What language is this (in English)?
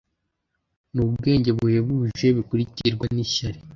Kinyarwanda